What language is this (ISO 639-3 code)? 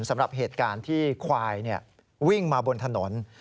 tha